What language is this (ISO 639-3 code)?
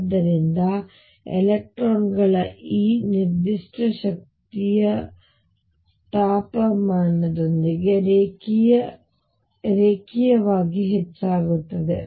kan